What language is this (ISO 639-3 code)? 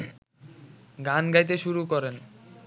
ben